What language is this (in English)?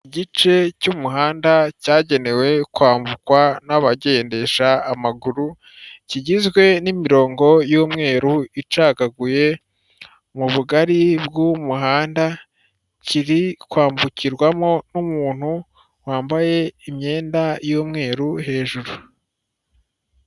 Kinyarwanda